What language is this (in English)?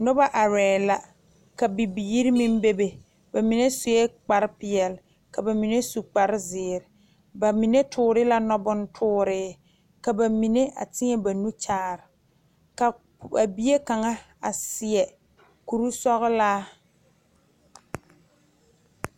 Southern Dagaare